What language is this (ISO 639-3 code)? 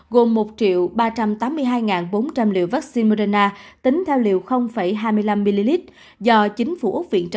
vie